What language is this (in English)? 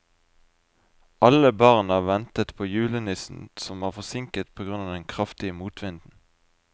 Norwegian